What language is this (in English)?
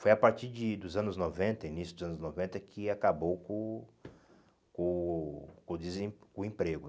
Portuguese